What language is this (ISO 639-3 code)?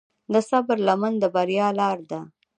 pus